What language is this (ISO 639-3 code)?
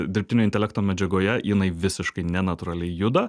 lit